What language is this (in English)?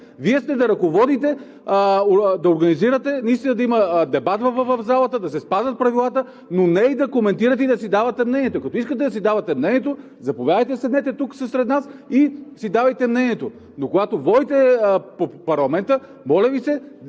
Bulgarian